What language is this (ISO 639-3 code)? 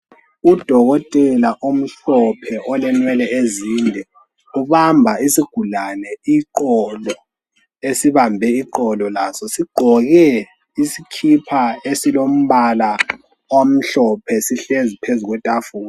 nde